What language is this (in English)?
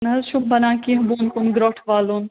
Kashmiri